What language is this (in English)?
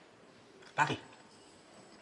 Welsh